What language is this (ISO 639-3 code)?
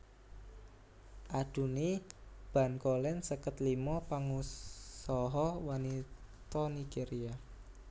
jav